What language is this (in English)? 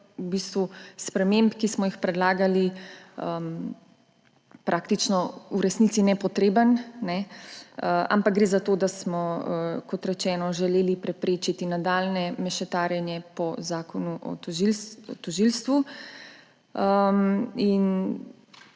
Slovenian